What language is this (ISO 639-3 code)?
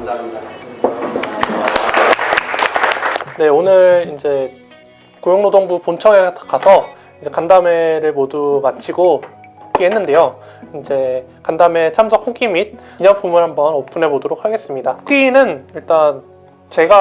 kor